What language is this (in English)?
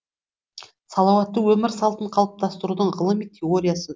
Kazakh